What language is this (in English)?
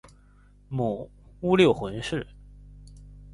Chinese